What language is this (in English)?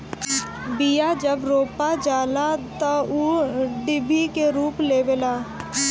Bhojpuri